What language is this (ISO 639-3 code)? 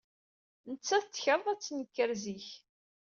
kab